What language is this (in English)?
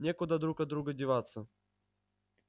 Russian